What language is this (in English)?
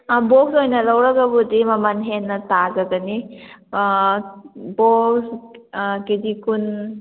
Manipuri